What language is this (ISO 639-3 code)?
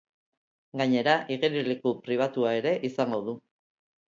eus